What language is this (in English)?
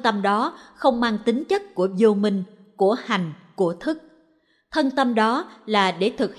Vietnamese